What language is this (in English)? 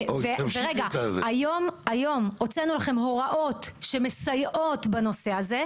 Hebrew